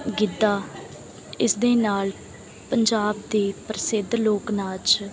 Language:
Punjabi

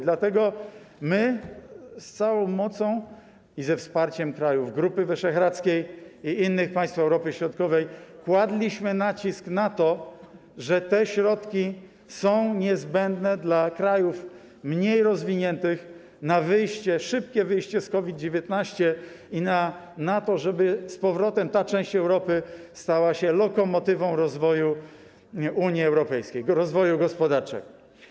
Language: Polish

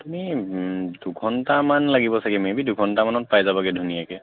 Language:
Assamese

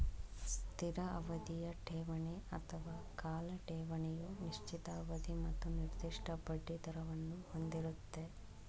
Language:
Kannada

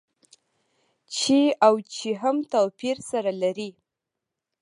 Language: Pashto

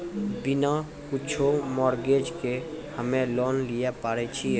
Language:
Maithili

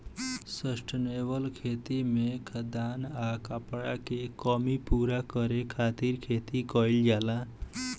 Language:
Bhojpuri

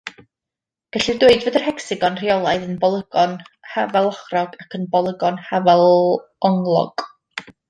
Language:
Welsh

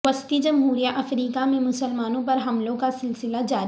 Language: Urdu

